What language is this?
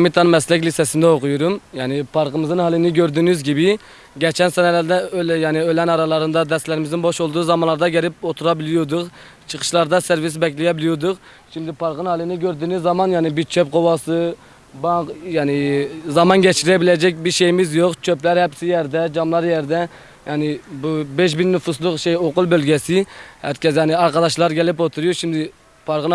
Turkish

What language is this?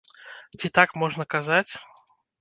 Belarusian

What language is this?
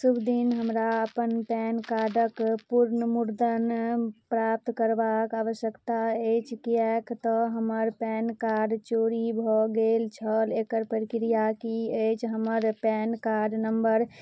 Maithili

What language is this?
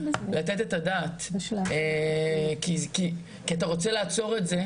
Hebrew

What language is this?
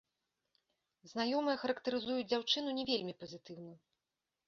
Belarusian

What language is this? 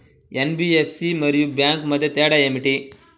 Telugu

